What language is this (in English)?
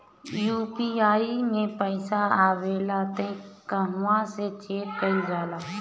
Bhojpuri